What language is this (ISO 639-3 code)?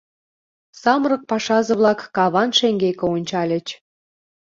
chm